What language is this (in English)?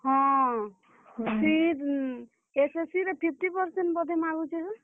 Odia